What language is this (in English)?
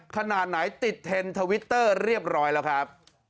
Thai